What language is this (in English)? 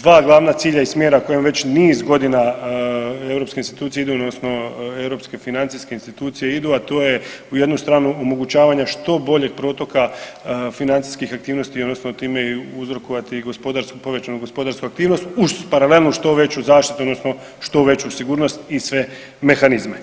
Croatian